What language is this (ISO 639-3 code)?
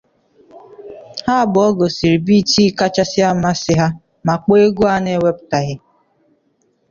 ibo